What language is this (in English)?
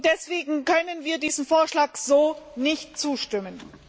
German